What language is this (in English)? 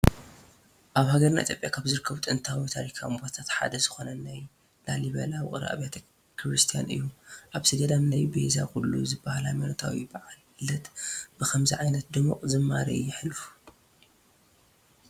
Tigrinya